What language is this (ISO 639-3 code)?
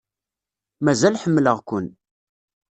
kab